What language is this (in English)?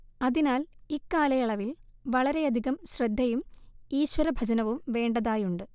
Malayalam